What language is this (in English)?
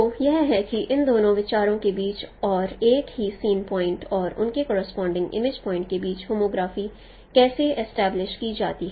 Hindi